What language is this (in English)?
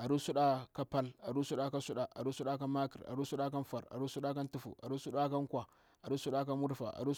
Bura-Pabir